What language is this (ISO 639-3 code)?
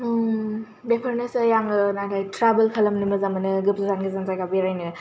brx